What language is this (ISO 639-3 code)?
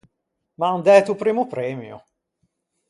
lij